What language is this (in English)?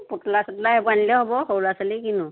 Assamese